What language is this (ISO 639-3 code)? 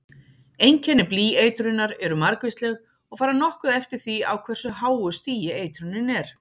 isl